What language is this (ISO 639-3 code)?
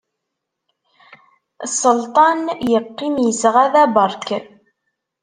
kab